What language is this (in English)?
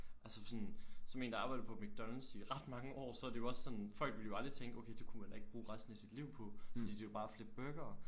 Danish